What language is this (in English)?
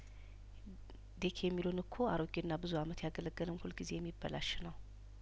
Amharic